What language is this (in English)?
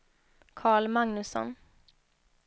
Swedish